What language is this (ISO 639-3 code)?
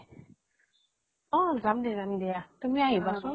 asm